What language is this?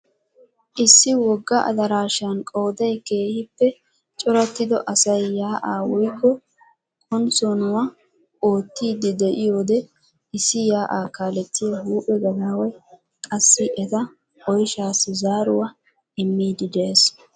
Wolaytta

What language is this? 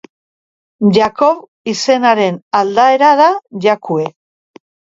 Basque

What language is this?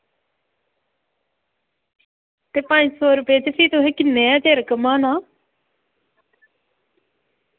Dogri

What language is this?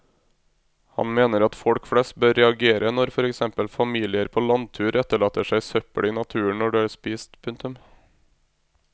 Norwegian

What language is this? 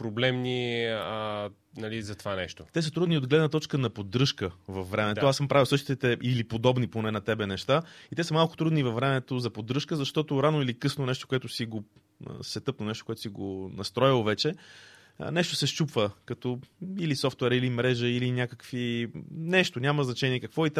Bulgarian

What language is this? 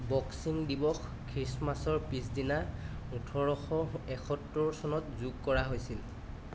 Assamese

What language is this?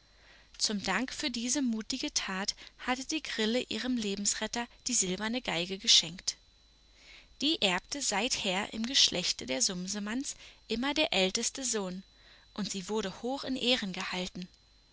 German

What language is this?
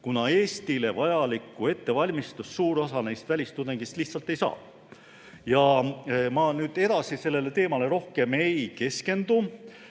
Estonian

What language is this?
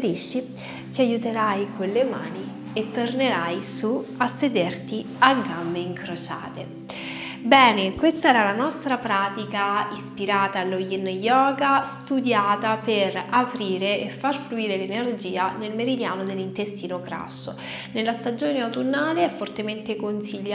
Italian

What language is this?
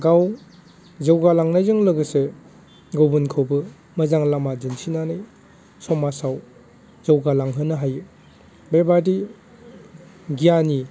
Bodo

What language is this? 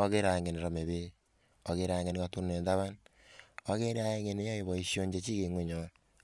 Kalenjin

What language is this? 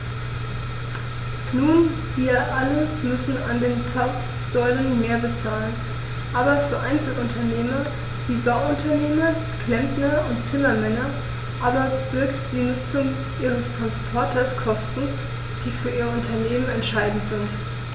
German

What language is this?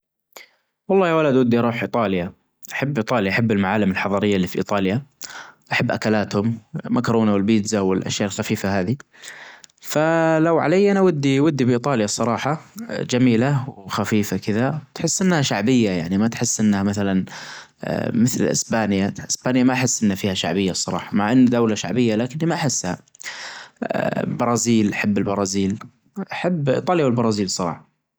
Najdi Arabic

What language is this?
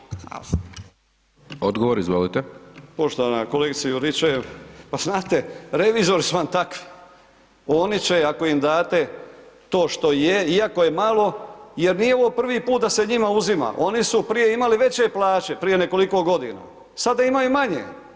Croatian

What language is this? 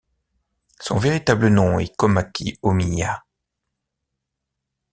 French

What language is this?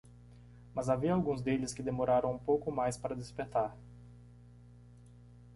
Portuguese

